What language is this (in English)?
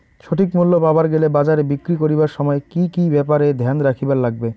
Bangla